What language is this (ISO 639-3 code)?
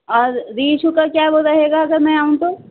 urd